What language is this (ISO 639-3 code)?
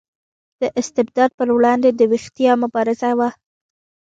pus